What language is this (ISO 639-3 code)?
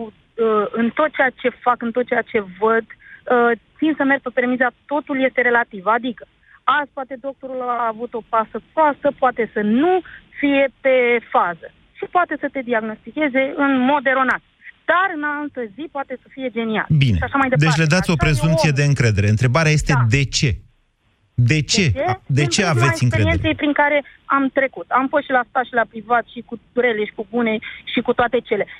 ron